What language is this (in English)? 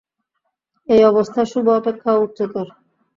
Bangla